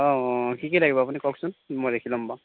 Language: Assamese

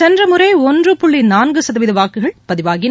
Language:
Tamil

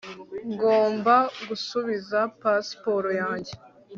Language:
Kinyarwanda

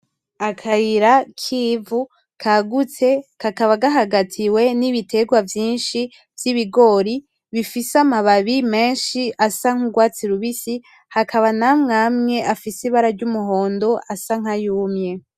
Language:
Rundi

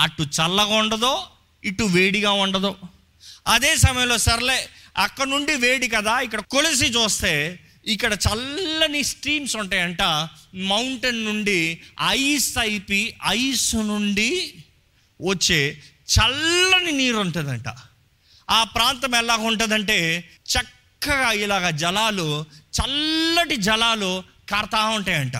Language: Telugu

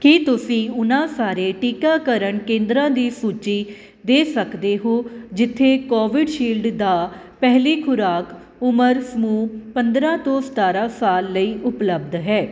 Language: Punjabi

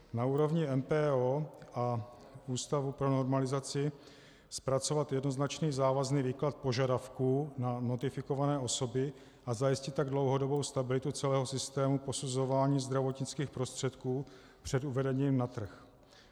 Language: Czech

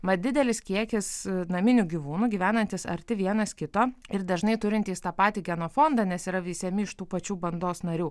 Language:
Lithuanian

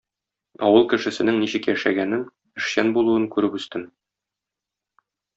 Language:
Tatar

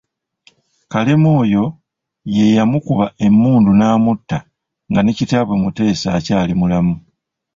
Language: Ganda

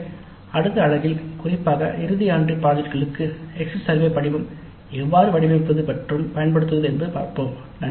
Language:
Tamil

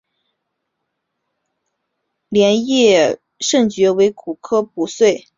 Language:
Chinese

